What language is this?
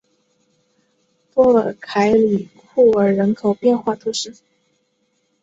Chinese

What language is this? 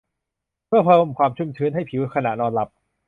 Thai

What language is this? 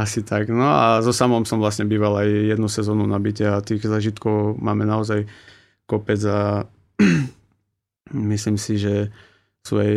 Slovak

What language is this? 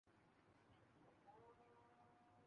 Urdu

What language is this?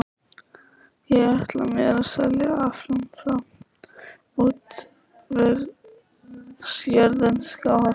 Icelandic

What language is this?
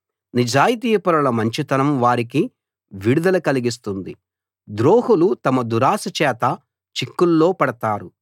Telugu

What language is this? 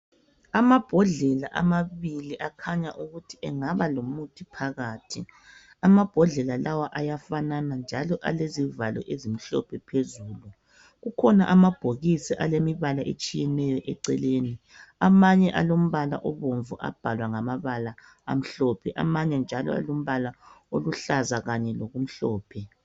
North Ndebele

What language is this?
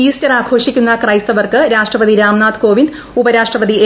Malayalam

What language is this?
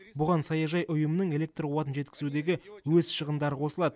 Kazakh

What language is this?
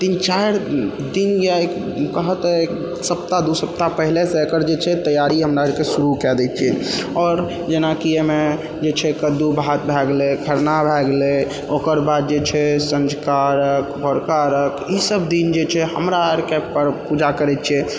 Maithili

